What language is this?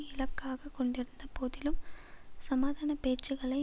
Tamil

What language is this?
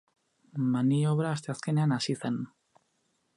Basque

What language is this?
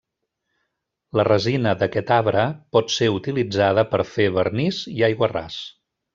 Catalan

